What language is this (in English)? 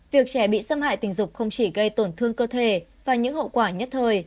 Vietnamese